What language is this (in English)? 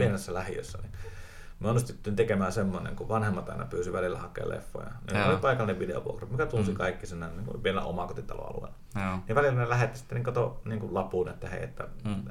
Finnish